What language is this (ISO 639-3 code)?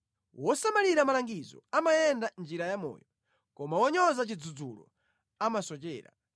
nya